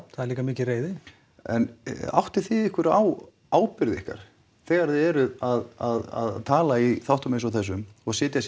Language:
Icelandic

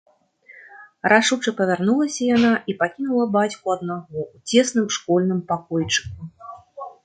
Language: Belarusian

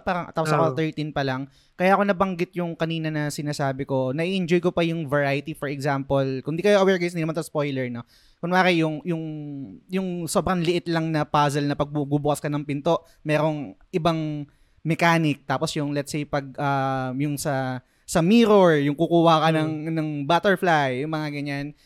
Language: Filipino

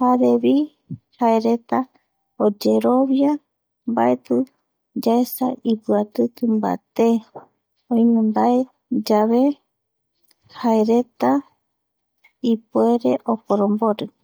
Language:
Eastern Bolivian Guaraní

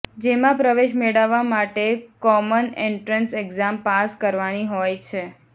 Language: Gujarati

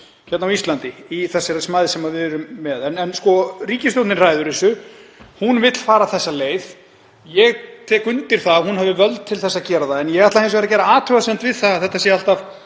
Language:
Icelandic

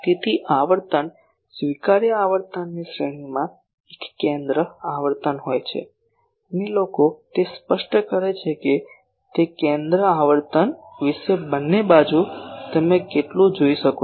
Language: Gujarati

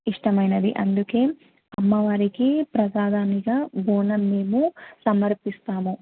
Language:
Telugu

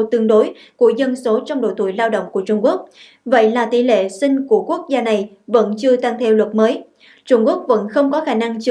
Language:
Vietnamese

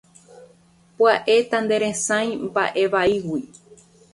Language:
Guarani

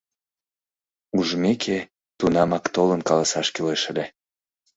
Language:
Mari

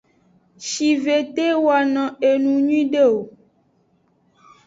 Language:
Aja (Benin)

